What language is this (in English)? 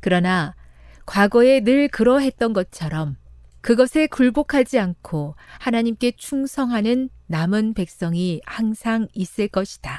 Korean